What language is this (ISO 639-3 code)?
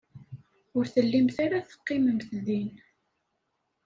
kab